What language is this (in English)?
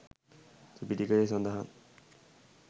Sinhala